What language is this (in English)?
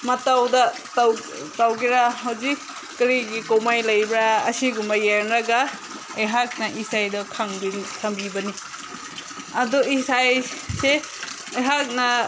Manipuri